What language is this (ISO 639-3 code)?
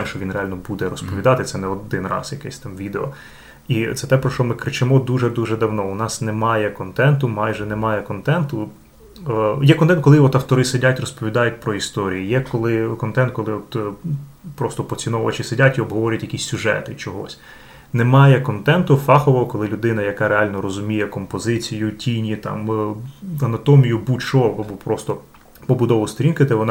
ukr